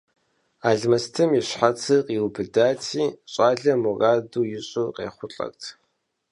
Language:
Kabardian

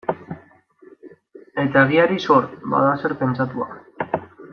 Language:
Basque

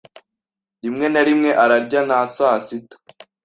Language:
Kinyarwanda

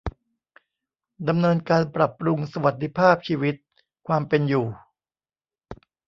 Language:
Thai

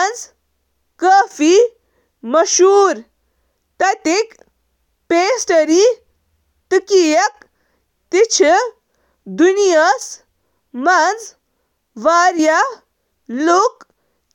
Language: Kashmiri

